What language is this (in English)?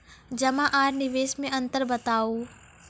Maithili